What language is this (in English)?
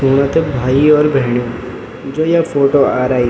Garhwali